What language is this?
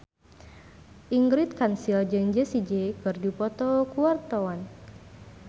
Sundanese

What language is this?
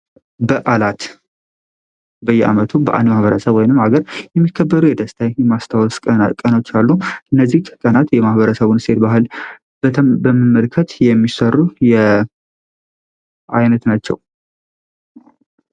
Amharic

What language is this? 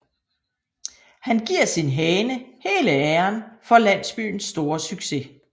Danish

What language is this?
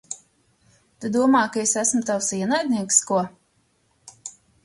Latvian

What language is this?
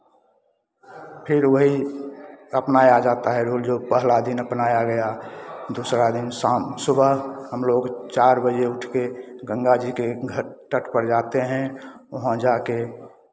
Hindi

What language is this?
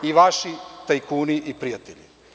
Serbian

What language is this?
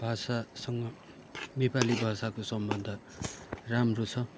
Nepali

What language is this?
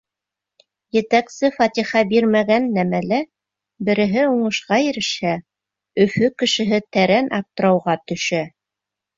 Bashkir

